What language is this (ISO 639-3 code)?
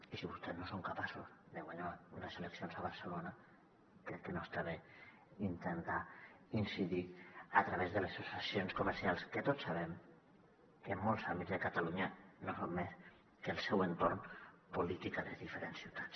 cat